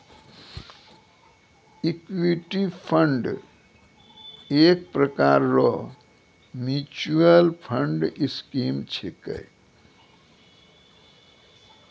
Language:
Maithili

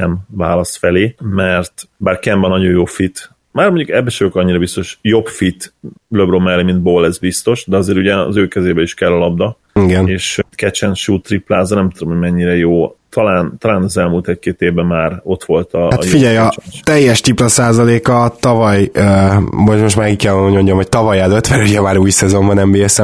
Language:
Hungarian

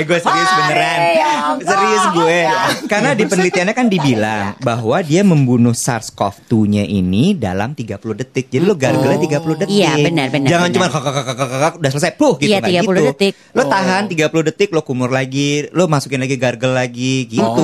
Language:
Indonesian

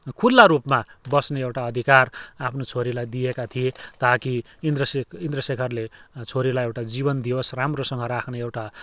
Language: Nepali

